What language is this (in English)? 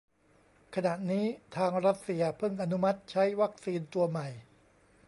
Thai